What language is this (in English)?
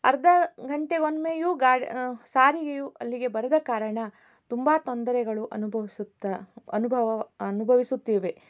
Kannada